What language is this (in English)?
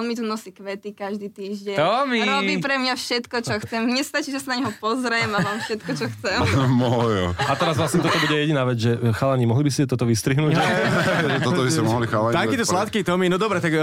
Slovak